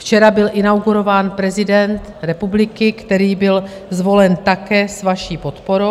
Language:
Czech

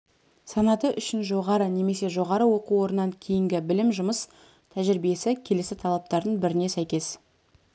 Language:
Kazakh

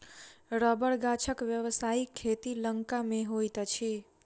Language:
Maithili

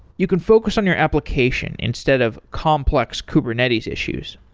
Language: English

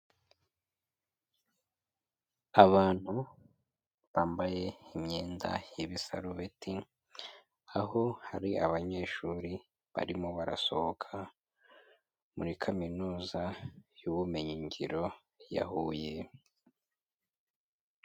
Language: Kinyarwanda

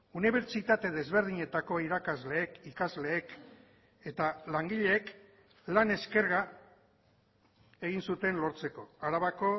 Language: Basque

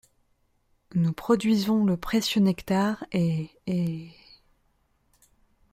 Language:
French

